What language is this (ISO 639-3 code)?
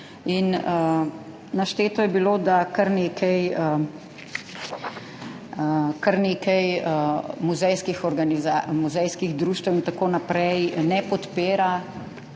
slv